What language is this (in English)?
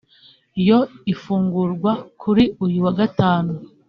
Kinyarwanda